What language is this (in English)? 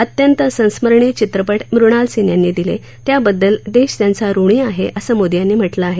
Marathi